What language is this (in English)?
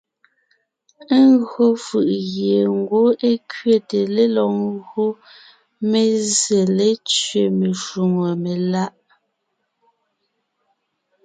Ngiemboon